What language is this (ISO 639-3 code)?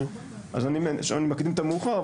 heb